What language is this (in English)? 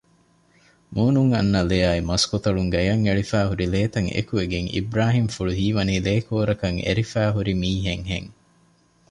Divehi